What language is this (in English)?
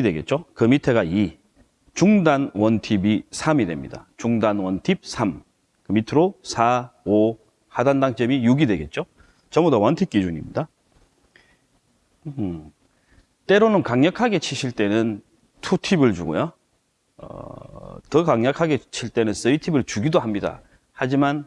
Korean